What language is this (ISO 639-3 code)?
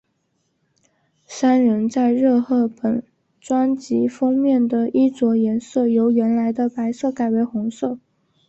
zho